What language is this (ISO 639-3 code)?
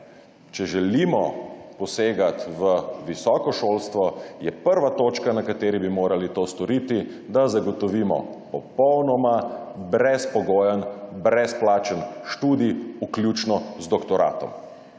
slv